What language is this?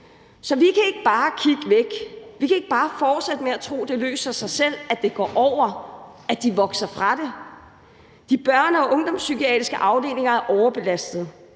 Danish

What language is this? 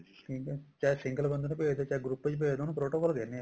Punjabi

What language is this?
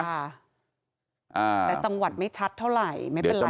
Thai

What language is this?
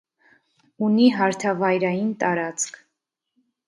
Armenian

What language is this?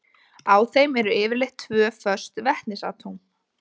Icelandic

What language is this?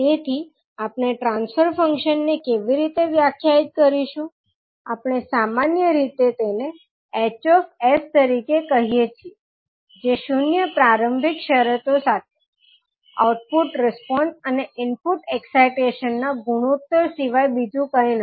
Gujarati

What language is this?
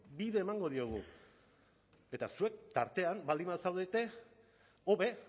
Basque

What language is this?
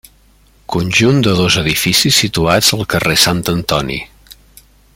Catalan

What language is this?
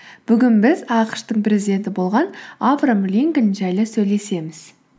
Kazakh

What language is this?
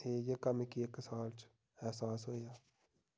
Dogri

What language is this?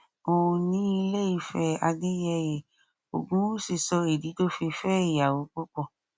Yoruba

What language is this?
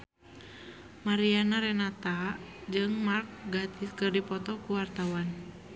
Sundanese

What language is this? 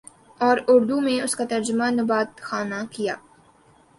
Urdu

